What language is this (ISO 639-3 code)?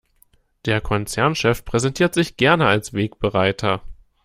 deu